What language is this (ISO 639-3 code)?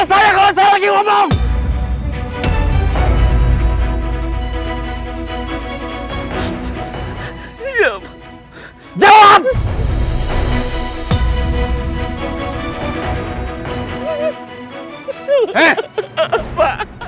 ind